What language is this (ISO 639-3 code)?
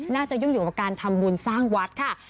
tha